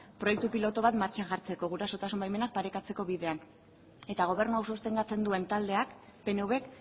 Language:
Basque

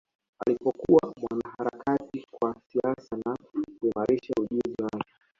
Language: Swahili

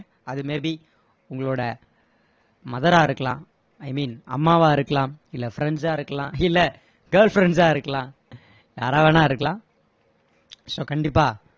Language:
Tamil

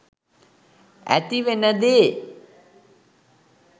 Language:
Sinhala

